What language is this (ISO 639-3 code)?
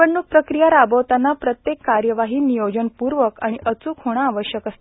mar